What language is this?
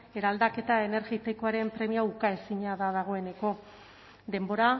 Basque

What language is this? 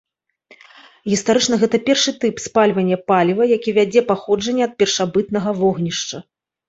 Belarusian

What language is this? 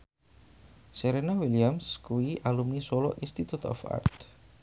Javanese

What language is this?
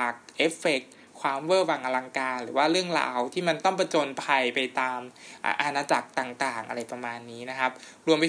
Thai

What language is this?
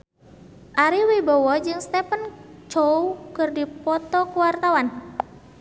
Sundanese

